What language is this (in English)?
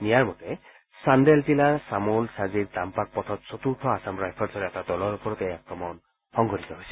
Assamese